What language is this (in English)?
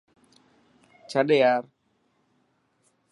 Dhatki